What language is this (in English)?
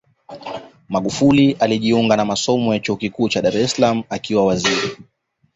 Swahili